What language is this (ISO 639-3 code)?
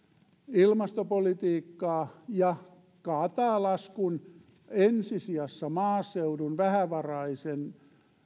fin